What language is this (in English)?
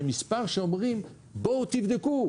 Hebrew